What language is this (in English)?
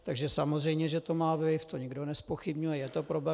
Czech